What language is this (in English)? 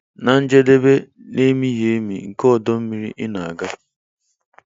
Igbo